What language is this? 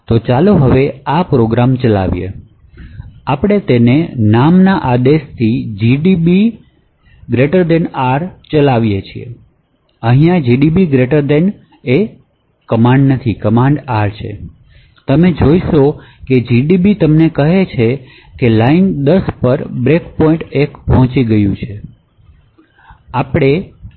Gujarati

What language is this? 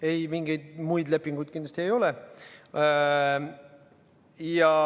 Estonian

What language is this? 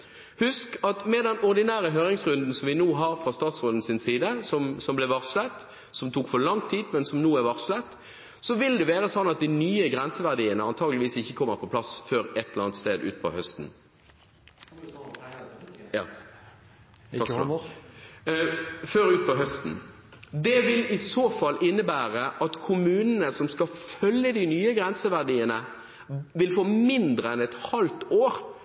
Norwegian Bokmål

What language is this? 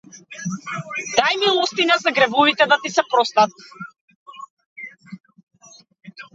Macedonian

